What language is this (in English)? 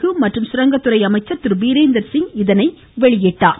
Tamil